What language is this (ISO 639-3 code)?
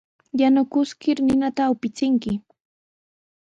qws